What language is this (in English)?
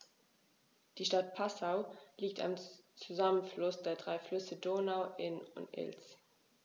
German